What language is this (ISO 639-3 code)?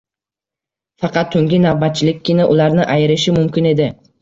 uzb